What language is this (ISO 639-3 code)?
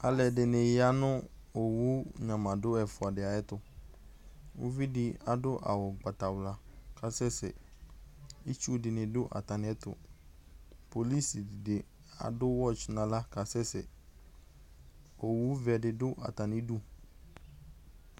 kpo